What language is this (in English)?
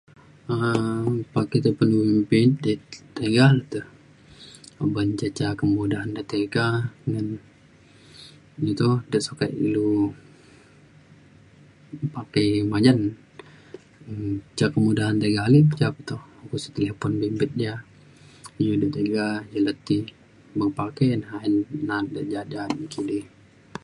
Mainstream Kenyah